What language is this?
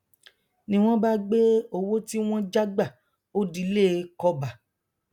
Yoruba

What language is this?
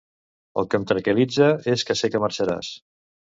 Catalan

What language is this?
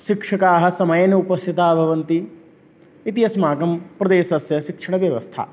Sanskrit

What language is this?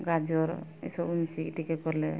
Odia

